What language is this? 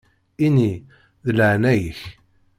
Kabyle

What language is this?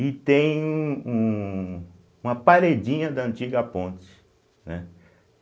Portuguese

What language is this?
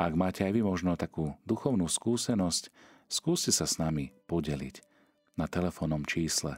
Slovak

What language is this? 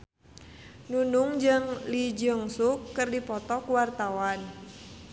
Sundanese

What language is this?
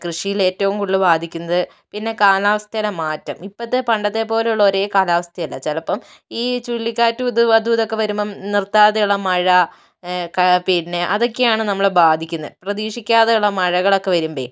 Malayalam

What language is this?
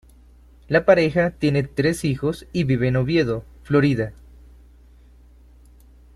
Spanish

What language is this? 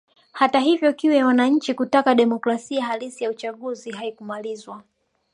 Swahili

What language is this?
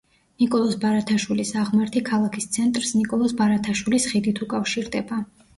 Georgian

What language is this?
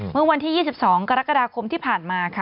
Thai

